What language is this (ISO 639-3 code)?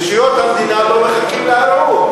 heb